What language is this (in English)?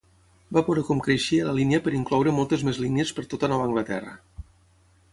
Catalan